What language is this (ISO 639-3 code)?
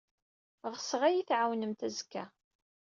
kab